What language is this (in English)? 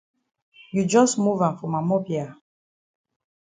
Cameroon Pidgin